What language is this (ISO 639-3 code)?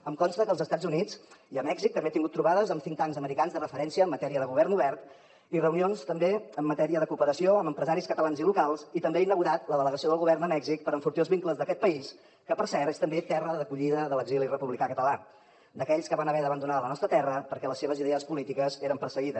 cat